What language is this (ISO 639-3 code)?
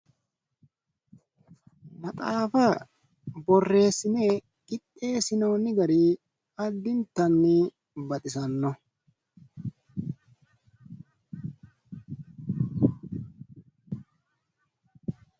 sid